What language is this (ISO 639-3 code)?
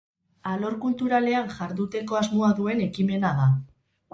eus